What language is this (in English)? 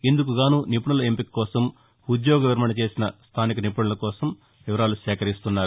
Telugu